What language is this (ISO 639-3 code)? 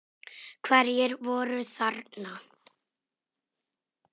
isl